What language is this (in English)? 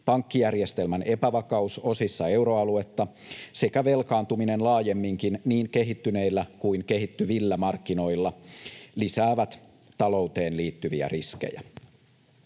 Finnish